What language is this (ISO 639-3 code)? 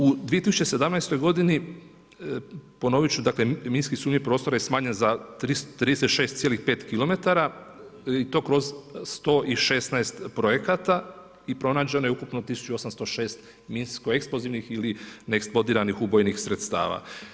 hrv